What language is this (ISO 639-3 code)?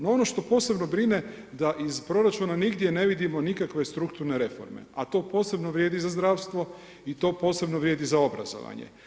hrv